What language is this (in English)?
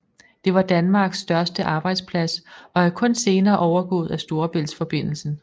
Danish